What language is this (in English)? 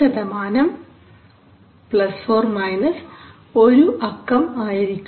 Malayalam